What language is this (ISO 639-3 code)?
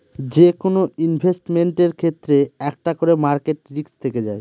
ben